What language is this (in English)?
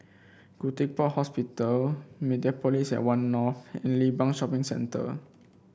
English